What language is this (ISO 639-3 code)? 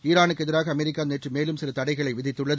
tam